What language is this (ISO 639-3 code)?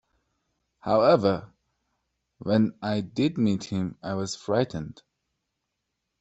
eng